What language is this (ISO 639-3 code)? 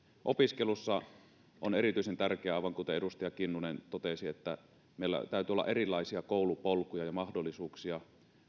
fin